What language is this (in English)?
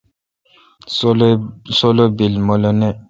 Kalkoti